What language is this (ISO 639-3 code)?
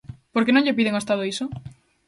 glg